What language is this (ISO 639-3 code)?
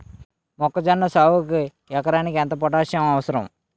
tel